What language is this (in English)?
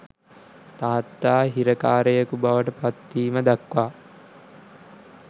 Sinhala